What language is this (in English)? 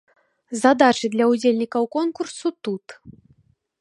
Belarusian